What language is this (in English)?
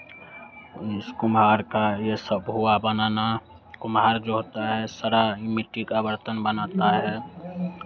Hindi